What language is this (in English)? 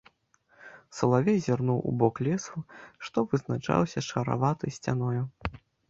Belarusian